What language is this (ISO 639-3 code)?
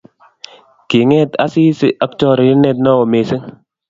kln